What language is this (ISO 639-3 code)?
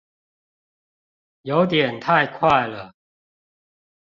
zho